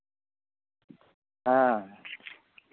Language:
Santali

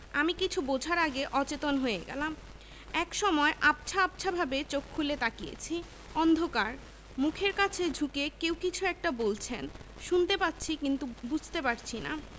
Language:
Bangla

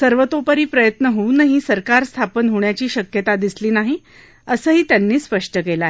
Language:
Marathi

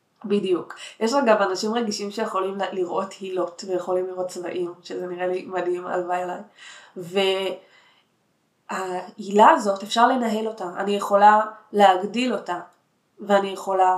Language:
Hebrew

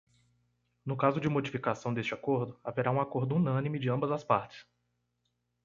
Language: Portuguese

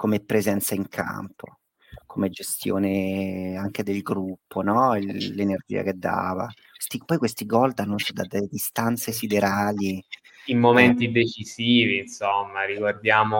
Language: Italian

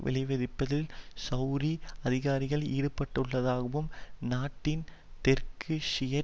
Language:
Tamil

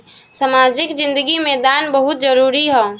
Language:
Bhojpuri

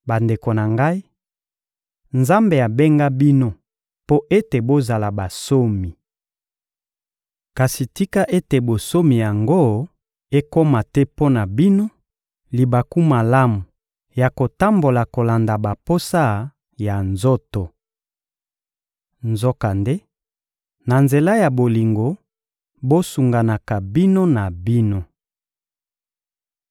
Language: Lingala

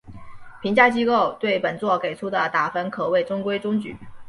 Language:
Chinese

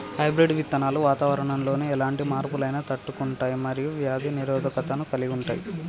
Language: Telugu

